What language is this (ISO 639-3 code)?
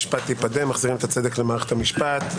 heb